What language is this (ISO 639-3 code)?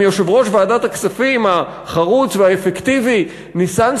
heb